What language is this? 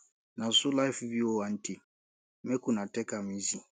Nigerian Pidgin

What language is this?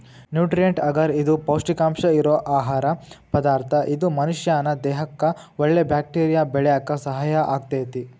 Kannada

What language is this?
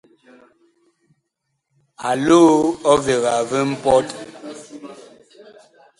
Bakoko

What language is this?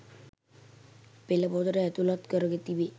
Sinhala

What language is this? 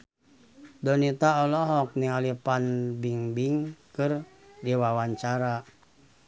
Sundanese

